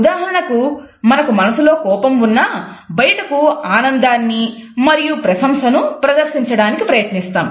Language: Telugu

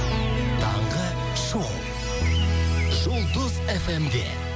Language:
Kazakh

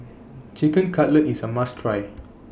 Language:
English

